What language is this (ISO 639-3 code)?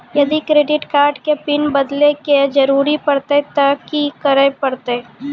mai